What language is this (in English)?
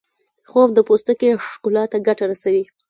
Pashto